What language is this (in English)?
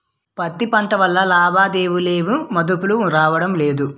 Telugu